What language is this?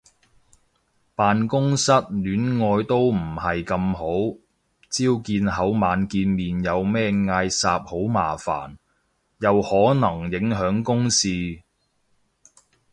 Cantonese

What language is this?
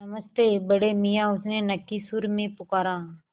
Hindi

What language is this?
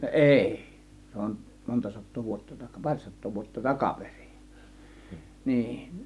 Finnish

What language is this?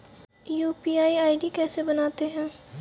Hindi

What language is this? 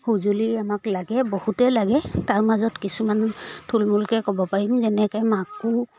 Assamese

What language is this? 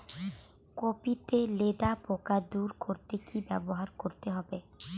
Bangla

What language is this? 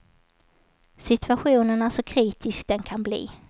Swedish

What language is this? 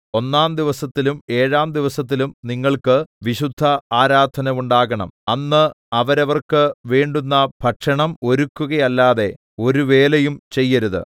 Malayalam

